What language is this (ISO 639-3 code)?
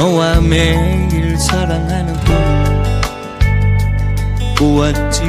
kor